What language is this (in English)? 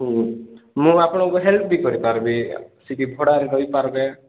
Odia